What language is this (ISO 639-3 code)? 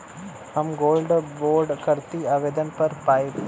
bho